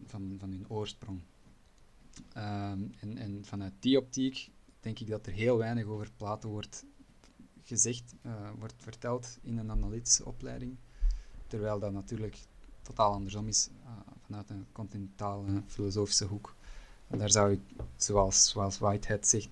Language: Dutch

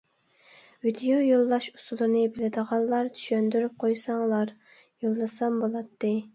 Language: Uyghur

